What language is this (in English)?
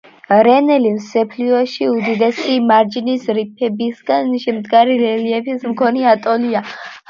Georgian